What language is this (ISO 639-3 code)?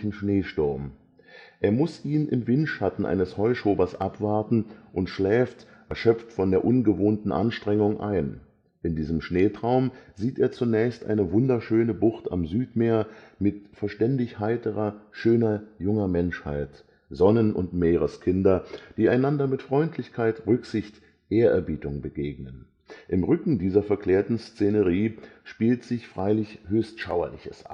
deu